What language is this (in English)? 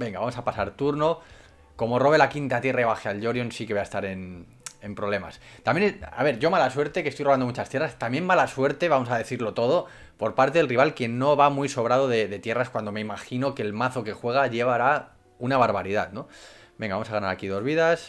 Spanish